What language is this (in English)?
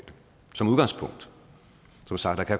Danish